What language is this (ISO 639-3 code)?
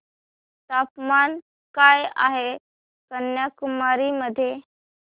mar